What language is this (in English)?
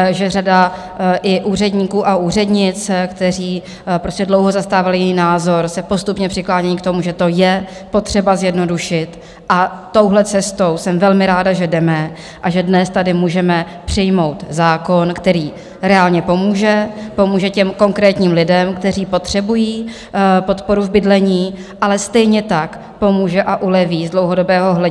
Czech